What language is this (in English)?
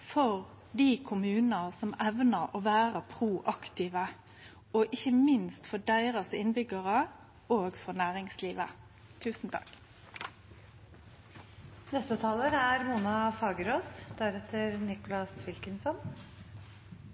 Norwegian Nynorsk